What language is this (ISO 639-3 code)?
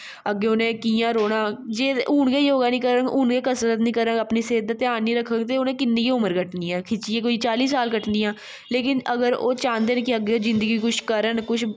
doi